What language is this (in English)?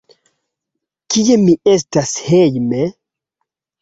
Esperanto